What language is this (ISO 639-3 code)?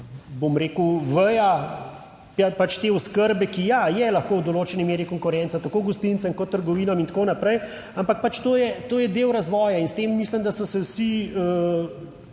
slv